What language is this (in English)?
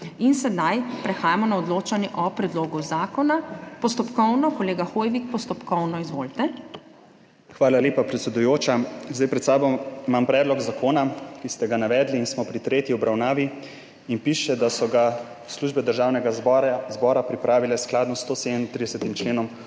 Slovenian